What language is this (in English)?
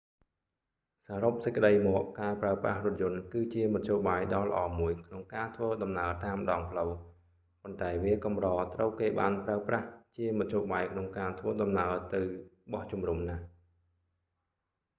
Khmer